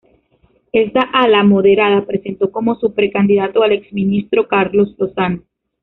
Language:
Spanish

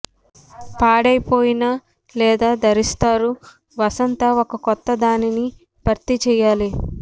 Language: Telugu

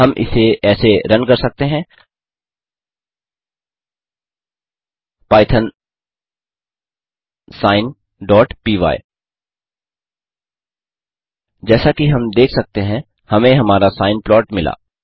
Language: Hindi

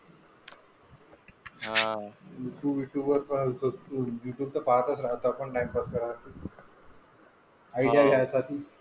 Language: Marathi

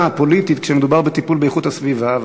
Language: Hebrew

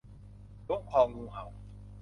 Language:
Thai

